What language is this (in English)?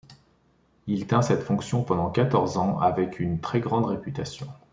French